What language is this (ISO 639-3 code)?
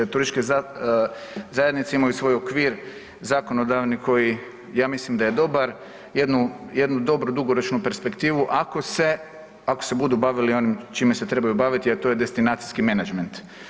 hrv